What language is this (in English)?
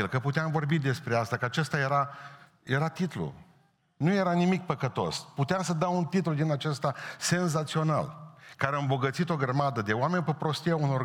Romanian